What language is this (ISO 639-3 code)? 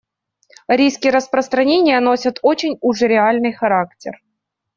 rus